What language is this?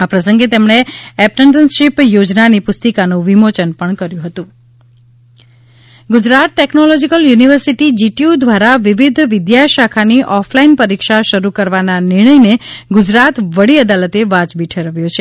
Gujarati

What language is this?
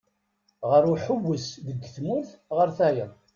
Kabyle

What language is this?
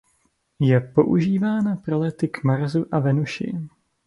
Czech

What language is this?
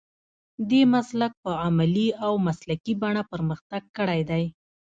Pashto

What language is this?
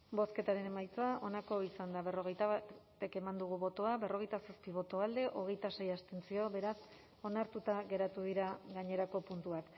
Basque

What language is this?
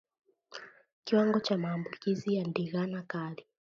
Swahili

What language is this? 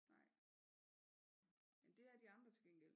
Danish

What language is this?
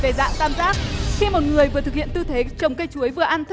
Vietnamese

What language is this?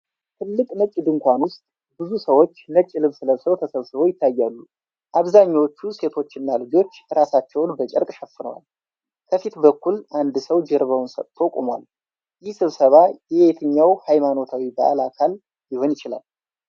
Amharic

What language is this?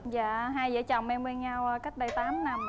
Vietnamese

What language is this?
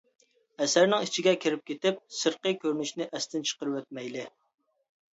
Uyghur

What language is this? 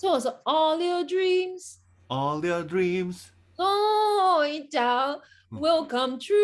Japanese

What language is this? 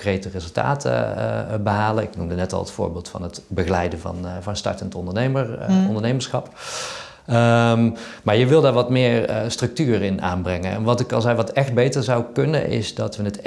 Dutch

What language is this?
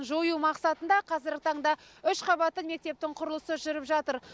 Kazakh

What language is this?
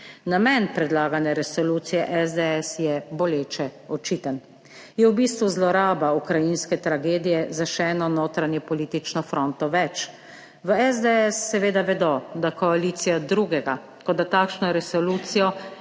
Slovenian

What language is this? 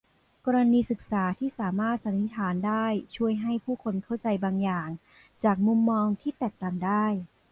Thai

